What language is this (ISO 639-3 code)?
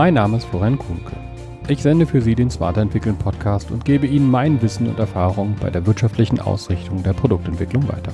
deu